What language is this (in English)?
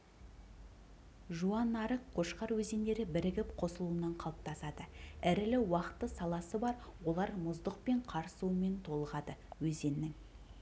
Kazakh